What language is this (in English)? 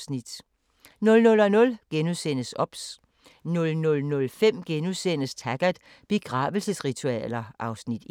Danish